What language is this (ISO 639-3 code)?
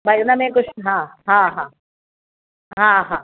snd